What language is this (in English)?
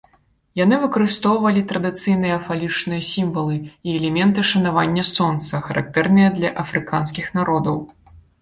Belarusian